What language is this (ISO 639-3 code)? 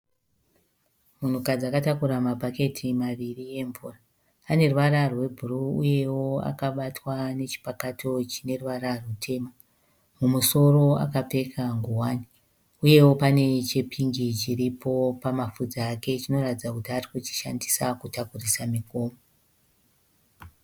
sna